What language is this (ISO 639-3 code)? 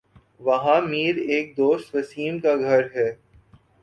urd